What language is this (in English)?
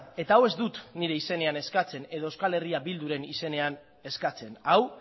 Basque